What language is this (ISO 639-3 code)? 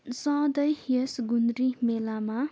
nep